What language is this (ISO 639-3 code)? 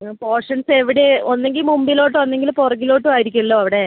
mal